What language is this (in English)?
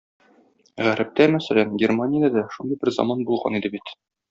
Tatar